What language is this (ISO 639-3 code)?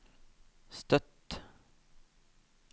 nor